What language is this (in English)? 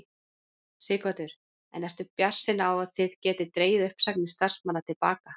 Icelandic